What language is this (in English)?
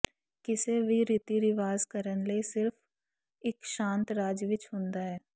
Punjabi